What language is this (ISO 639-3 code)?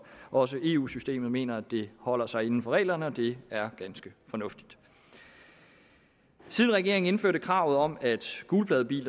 dan